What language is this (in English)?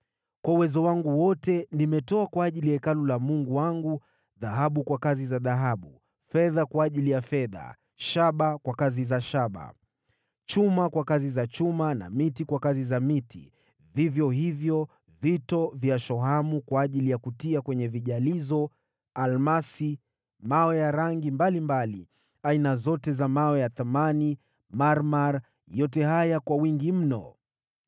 Swahili